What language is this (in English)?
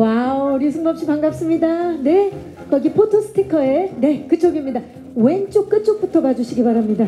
Korean